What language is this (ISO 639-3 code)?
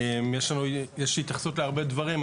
heb